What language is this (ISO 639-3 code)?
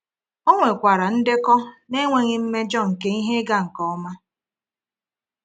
ibo